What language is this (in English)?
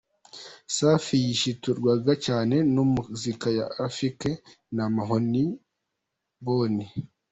Kinyarwanda